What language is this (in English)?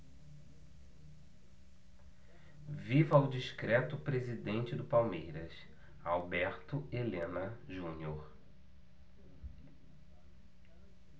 Portuguese